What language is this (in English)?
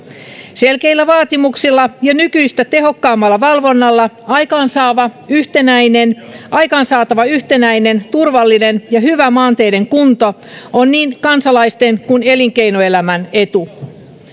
Finnish